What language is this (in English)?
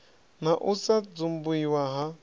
Venda